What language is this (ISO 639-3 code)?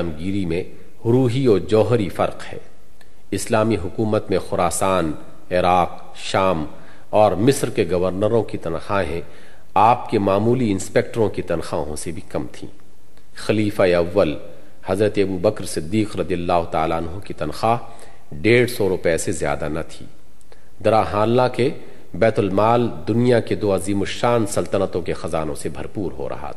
urd